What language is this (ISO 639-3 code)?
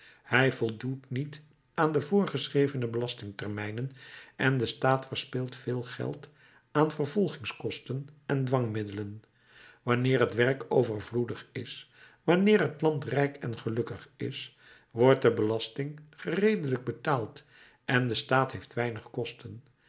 nld